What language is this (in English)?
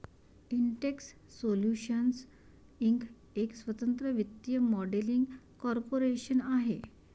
Marathi